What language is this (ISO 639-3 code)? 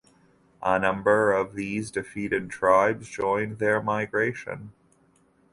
eng